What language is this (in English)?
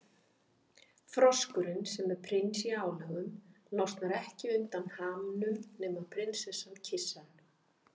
Icelandic